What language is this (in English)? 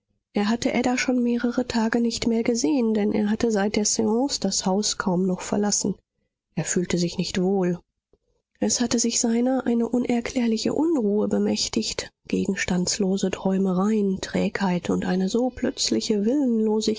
German